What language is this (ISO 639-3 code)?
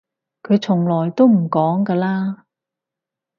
yue